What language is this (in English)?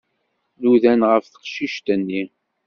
Kabyle